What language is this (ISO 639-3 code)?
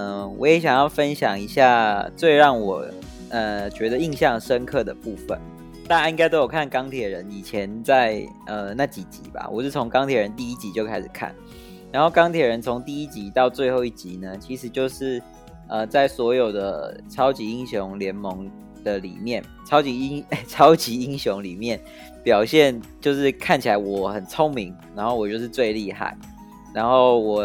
zho